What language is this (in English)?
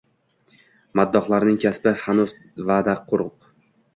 Uzbek